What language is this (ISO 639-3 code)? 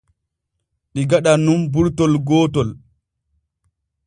fue